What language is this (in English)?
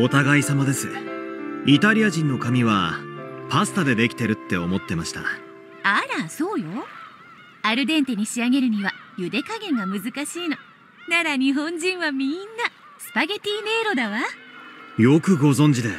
Japanese